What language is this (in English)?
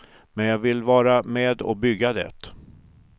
Swedish